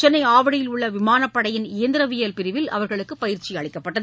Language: Tamil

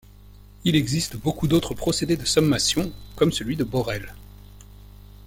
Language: French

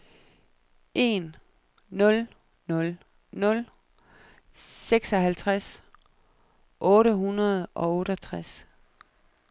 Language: Danish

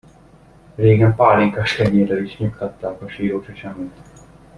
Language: Hungarian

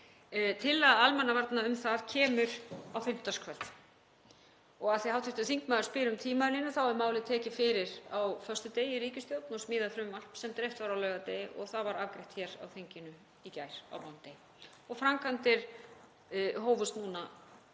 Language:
Icelandic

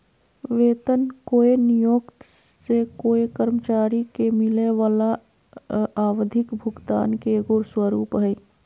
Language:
Magahi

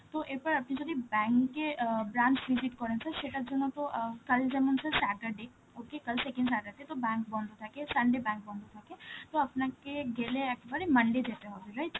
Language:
Bangla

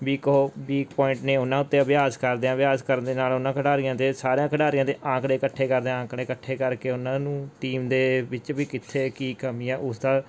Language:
Punjabi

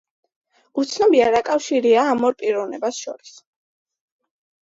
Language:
Georgian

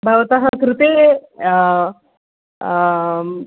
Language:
Sanskrit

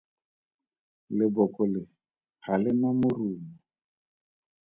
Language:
Tswana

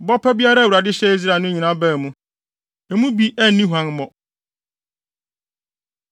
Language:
Akan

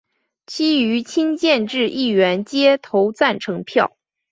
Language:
Chinese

